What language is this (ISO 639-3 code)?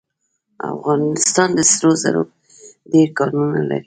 pus